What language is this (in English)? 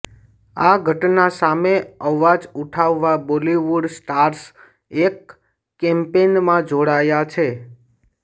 Gujarati